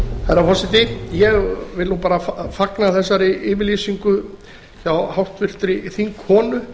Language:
Icelandic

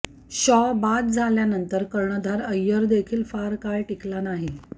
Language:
Marathi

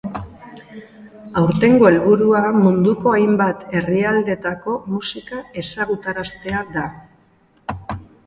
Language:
Basque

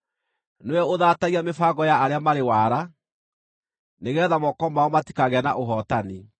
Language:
Kikuyu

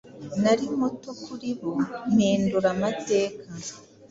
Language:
Kinyarwanda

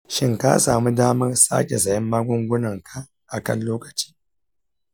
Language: Hausa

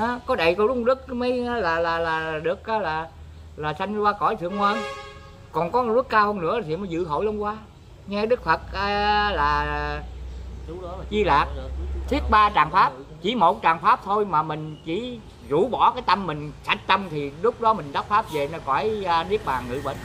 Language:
Vietnamese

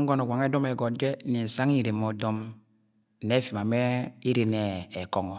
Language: Agwagwune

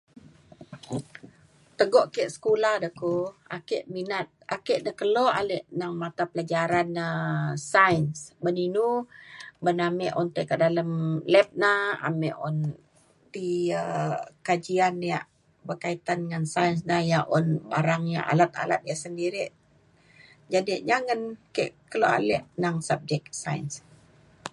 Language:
Mainstream Kenyah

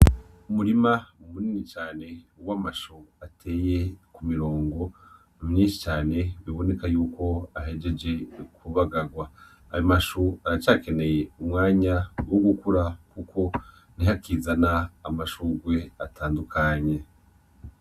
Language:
Rundi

